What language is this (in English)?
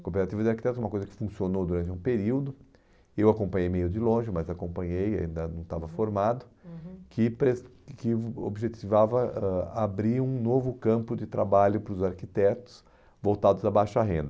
Portuguese